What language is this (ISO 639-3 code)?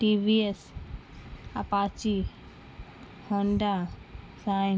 urd